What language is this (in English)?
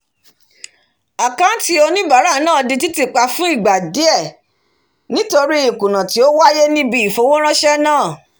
Yoruba